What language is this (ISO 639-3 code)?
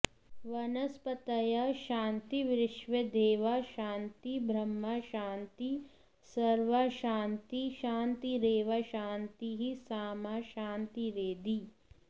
san